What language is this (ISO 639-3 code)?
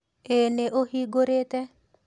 kik